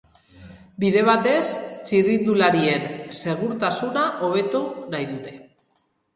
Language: Basque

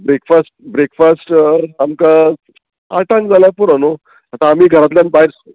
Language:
Konkani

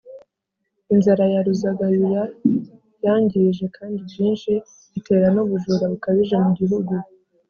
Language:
Kinyarwanda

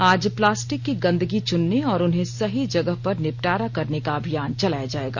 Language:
Hindi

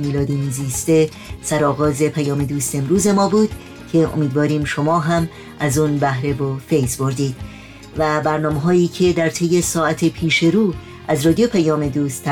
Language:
Persian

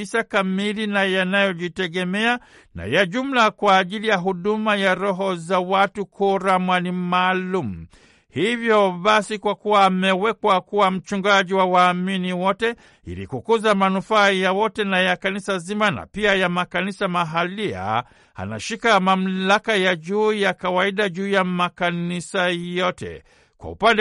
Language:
Swahili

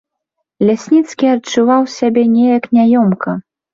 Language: Belarusian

